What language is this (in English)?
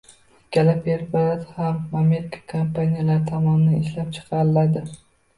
Uzbek